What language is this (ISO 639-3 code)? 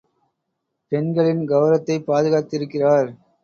tam